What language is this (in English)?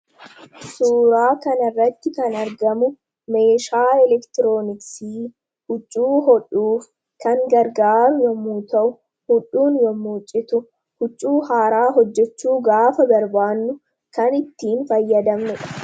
Oromo